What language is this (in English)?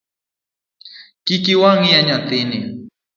Luo (Kenya and Tanzania)